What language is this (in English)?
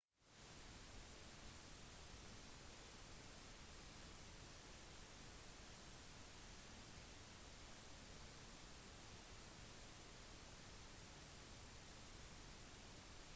Norwegian Bokmål